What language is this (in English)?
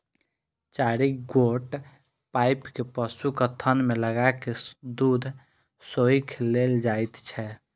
Maithili